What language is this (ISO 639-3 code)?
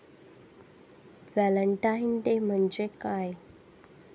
mar